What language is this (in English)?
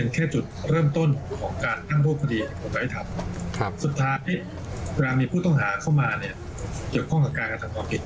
Thai